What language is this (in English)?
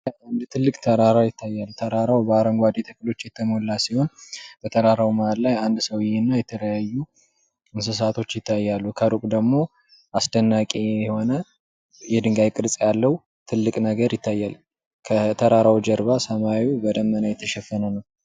Amharic